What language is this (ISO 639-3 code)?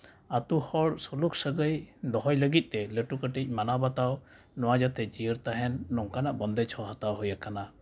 sat